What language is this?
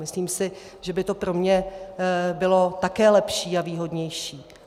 Czech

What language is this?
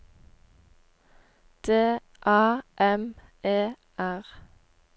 Norwegian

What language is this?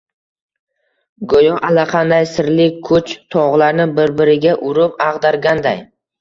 Uzbek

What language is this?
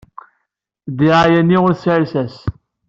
Kabyle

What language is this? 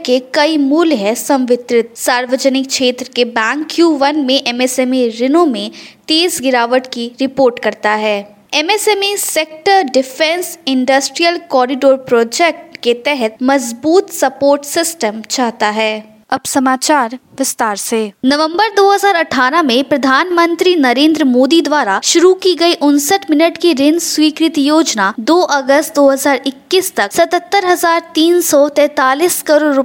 Hindi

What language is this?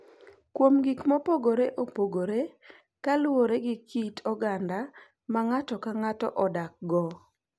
Luo (Kenya and Tanzania)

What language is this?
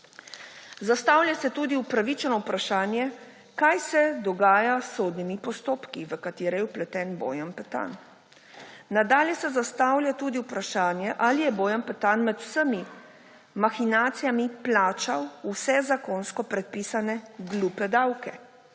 Slovenian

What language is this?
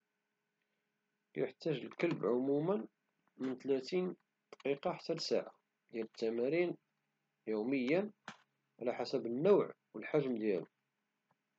Moroccan Arabic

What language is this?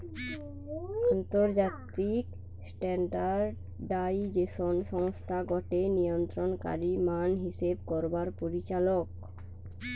Bangla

